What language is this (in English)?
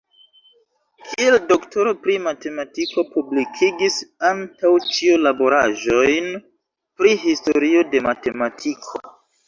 Esperanto